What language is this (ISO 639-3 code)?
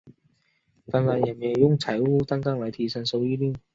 zho